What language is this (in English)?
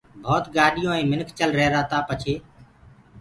Gurgula